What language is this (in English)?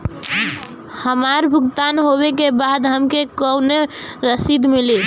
Bhojpuri